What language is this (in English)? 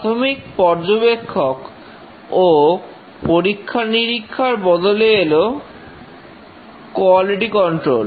Bangla